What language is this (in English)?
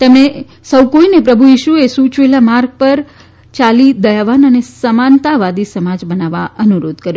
Gujarati